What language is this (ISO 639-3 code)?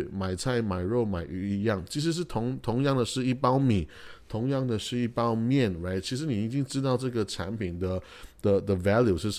zho